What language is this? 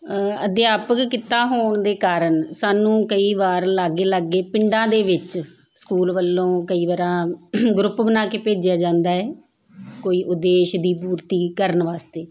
Punjabi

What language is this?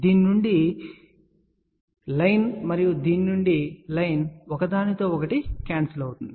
Telugu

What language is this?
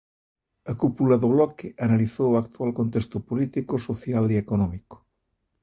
Galician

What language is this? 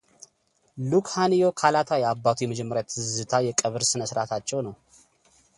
Amharic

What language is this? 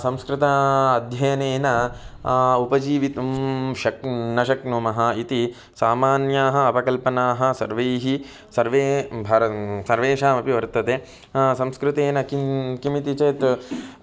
Sanskrit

